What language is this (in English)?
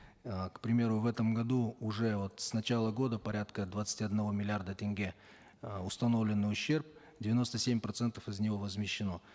Kazakh